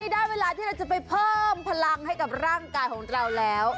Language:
Thai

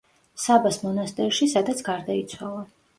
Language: Georgian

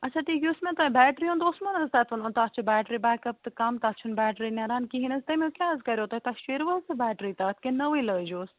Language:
Kashmiri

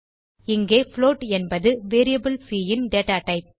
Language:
Tamil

